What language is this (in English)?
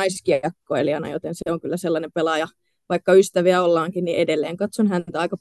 Finnish